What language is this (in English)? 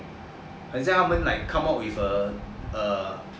English